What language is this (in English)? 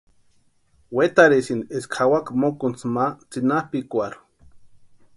Western Highland Purepecha